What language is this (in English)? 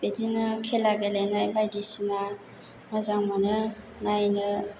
Bodo